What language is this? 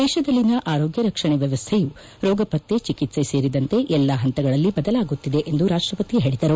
Kannada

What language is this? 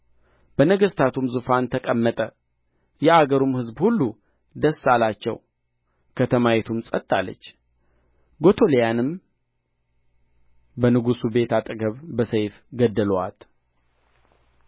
Amharic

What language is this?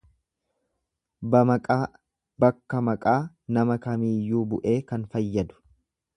Oromo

